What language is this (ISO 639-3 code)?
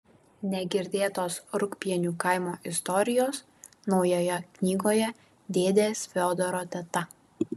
lit